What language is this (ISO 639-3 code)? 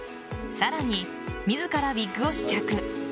jpn